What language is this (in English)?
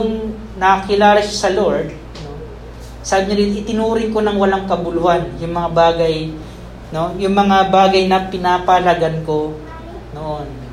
Filipino